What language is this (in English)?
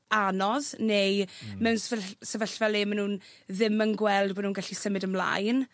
Welsh